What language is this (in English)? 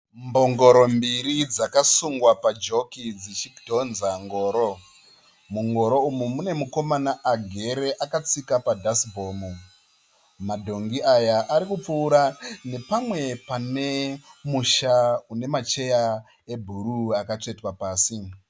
Shona